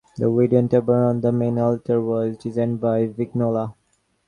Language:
English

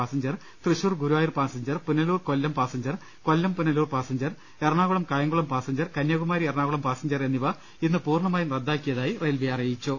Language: Malayalam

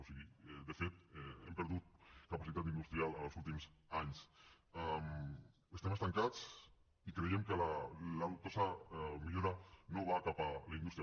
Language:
Catalan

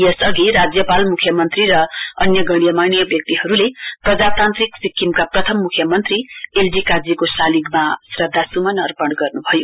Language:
Nepali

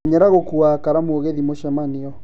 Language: Kikuyu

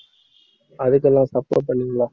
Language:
Tamil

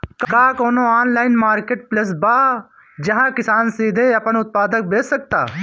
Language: Bhojpuri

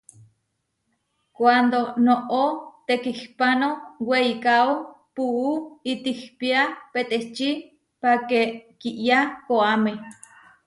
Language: Huarijio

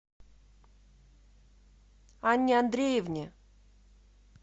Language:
Russian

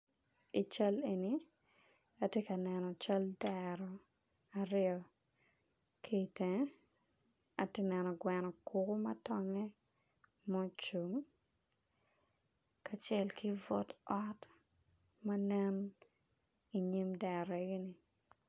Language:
Acoli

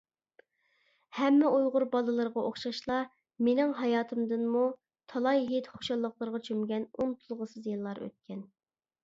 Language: Uyghur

